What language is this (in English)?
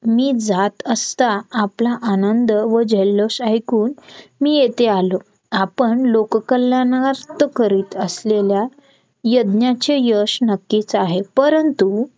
Marathi